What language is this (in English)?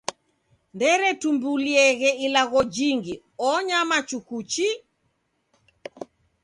Taita